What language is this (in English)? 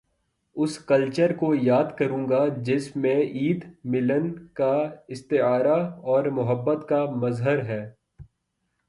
Urdu